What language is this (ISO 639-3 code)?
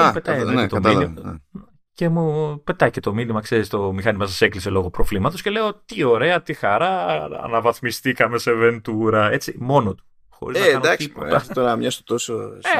ell